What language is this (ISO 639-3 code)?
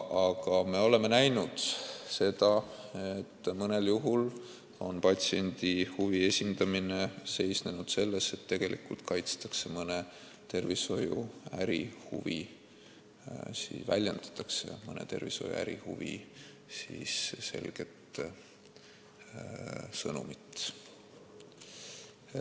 est